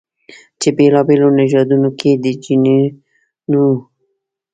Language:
Pashto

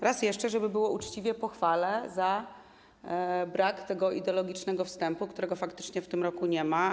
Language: Polish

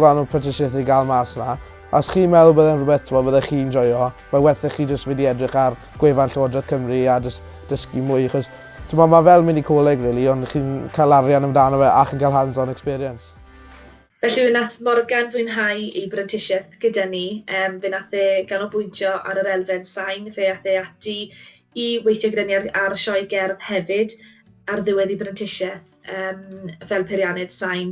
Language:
Welsh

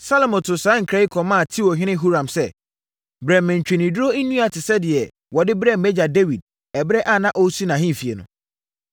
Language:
Akan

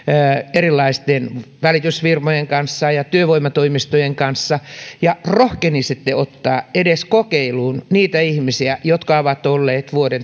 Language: Finnish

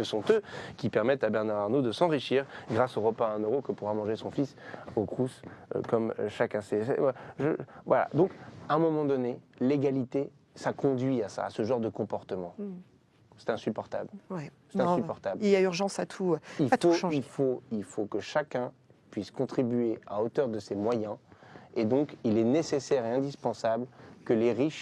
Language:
French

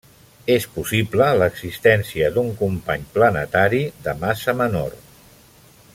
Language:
Catalan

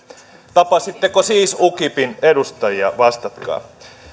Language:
Finnish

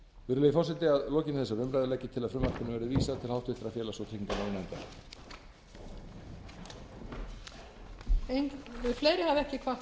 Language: Icelandic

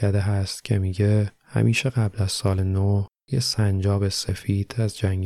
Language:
Persian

